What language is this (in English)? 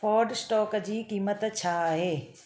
Sindhi